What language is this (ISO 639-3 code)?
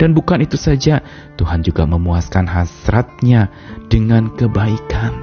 ind